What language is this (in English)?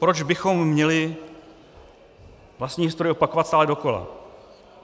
Czech